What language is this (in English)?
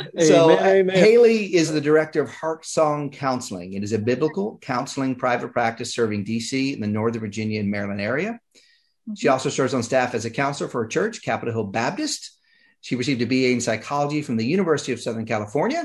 English